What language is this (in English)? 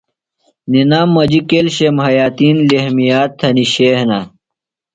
Phalura